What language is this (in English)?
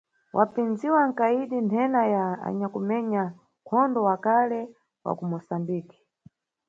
Nyungwe